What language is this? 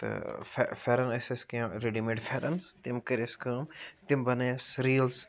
Kashmiri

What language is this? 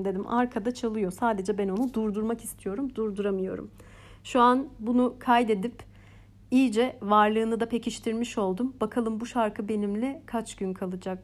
Turkish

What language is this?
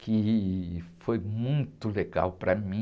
Portuguese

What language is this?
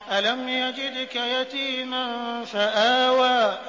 Arabic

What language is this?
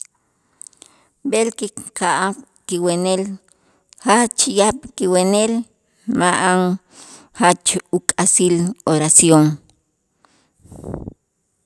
Itzá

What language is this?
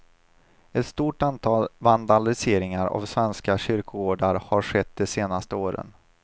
Swedish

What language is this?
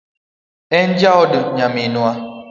Luo (Kenya and Tanzania)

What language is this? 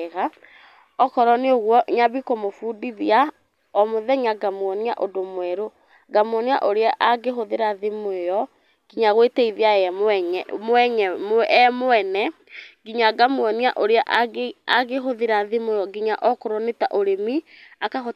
Kikuyu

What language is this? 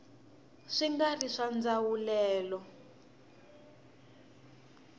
Tsonga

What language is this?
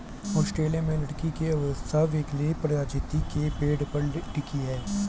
Hindi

